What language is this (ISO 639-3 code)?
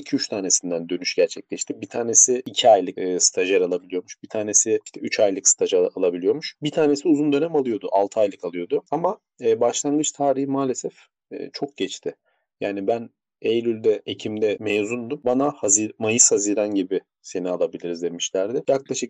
tur